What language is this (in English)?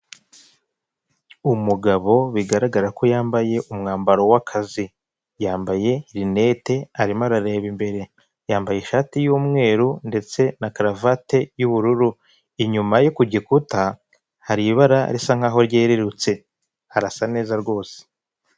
Kinyarwanda